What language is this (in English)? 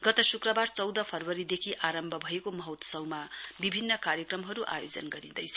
Nepali